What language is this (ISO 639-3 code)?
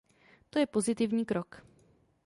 ces